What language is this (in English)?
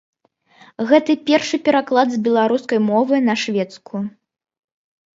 Belarusian